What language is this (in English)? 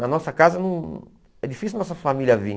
Portuguese